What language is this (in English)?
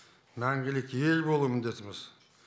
Kazakh